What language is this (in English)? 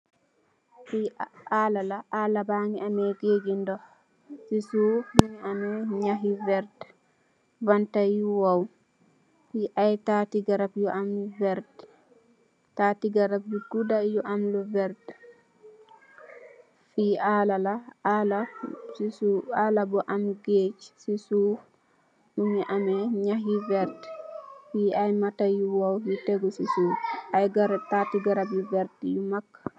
Wolof